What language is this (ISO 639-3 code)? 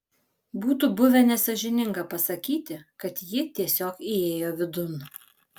lit